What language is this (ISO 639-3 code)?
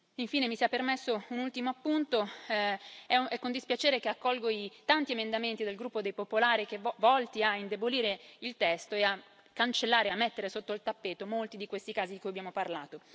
ita